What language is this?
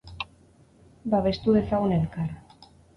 Basque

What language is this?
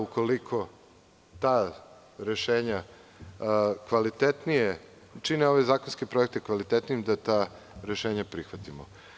Serbian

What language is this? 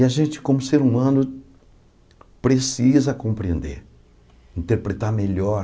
Portuguese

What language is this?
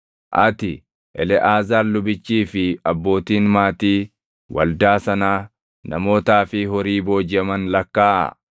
Oromo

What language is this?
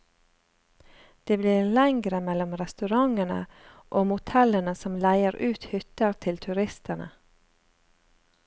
Norwegian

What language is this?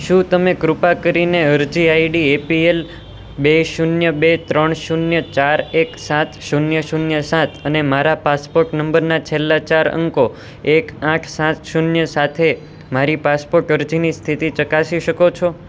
Gujarati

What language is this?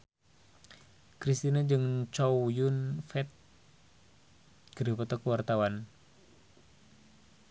Sundanese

